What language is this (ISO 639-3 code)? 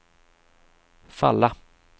swe